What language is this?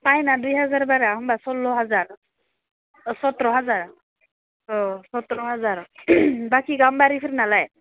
Bodo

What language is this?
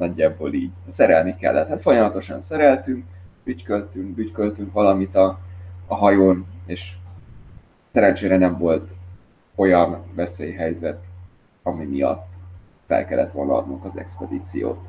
Hungarian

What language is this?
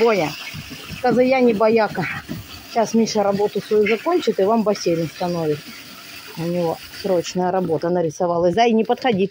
Russian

